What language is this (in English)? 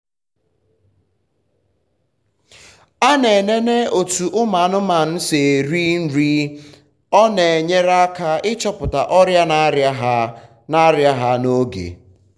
Igbo